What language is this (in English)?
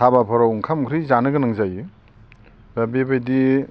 Bodo